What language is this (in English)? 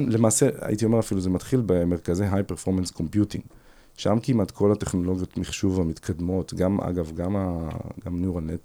Hebrew